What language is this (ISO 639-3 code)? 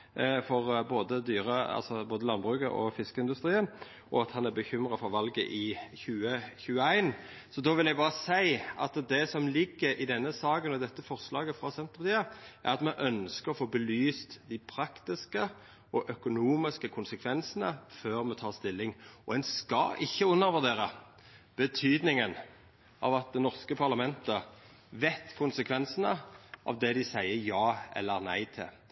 nno